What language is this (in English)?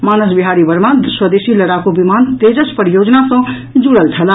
Maithili